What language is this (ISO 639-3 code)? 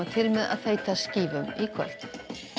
isl